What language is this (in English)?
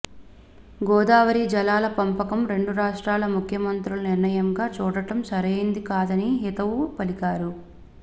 Telugu